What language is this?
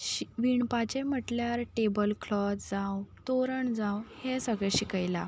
Konkani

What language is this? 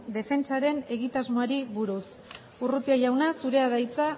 Basque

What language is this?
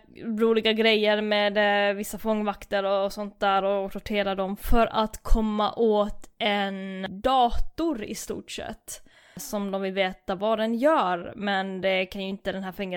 Swedish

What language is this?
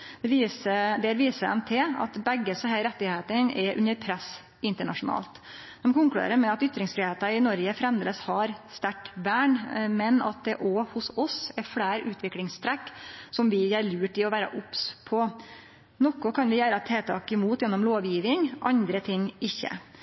Norwegian Nynorsk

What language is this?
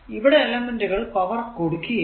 Malayalam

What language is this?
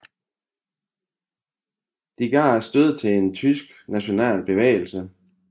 Danish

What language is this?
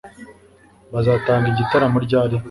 Kinyarwanda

